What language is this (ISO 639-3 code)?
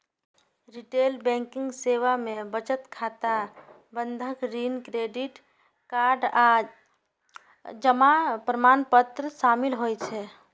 mai